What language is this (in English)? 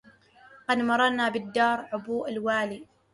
Arabic